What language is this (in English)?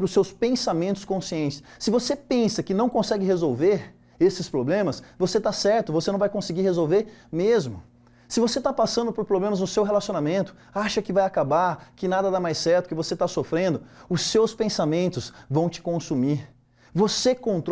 Portuguese